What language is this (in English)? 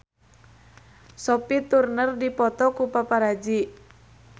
Sundanese